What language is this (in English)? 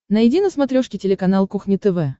Russian